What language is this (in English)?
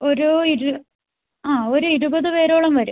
Malayalam